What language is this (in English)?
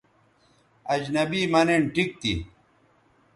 Bateri